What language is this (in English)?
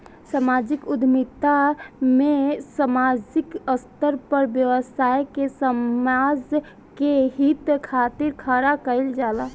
Bhojpuri